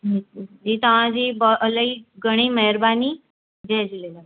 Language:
Sindhi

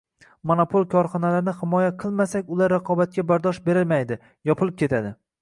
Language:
Uzbek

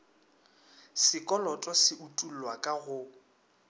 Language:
Northern Sotho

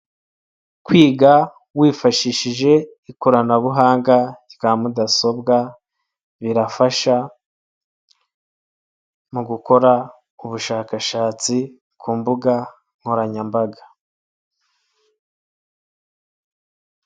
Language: Kinyarwanda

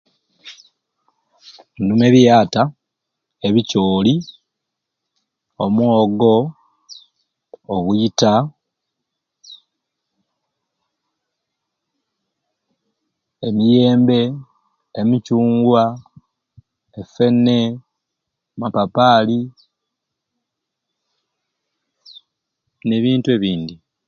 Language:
Ruuli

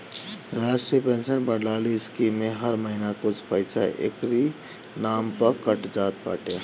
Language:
Bhojpuri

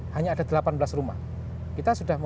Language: Indonesian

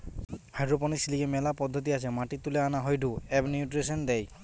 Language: Bangla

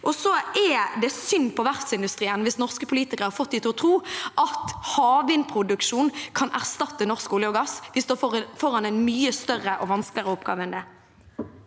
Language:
Norwegian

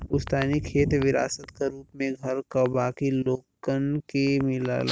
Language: Bhojpuri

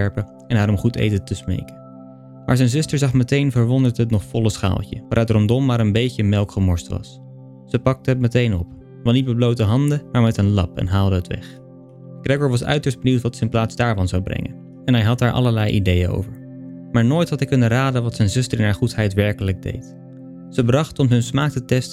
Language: Dutch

